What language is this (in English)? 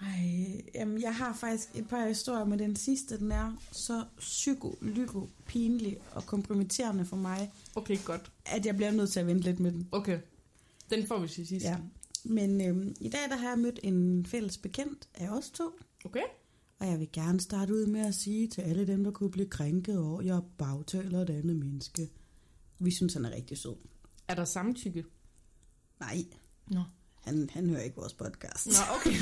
Danish